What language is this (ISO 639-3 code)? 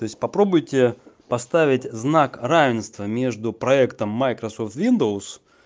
rus